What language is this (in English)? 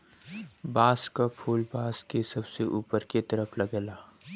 Bhojpuri